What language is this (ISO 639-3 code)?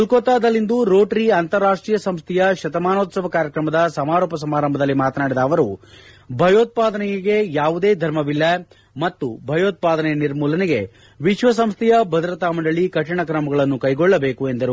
kan